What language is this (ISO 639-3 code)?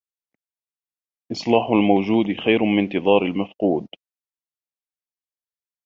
ara